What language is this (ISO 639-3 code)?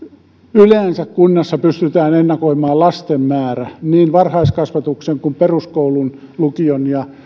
fin